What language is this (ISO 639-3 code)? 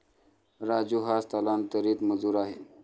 mar